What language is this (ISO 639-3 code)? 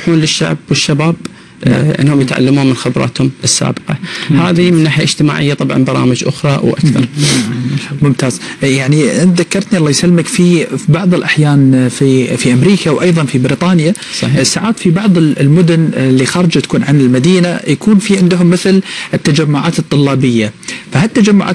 ara